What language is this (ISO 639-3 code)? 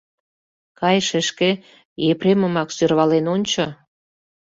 chm